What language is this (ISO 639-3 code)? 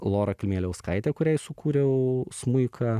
lit